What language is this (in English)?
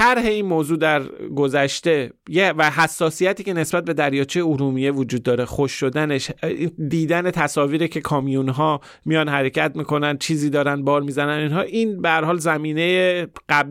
Persian